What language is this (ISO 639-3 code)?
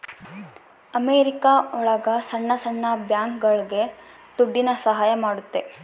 kan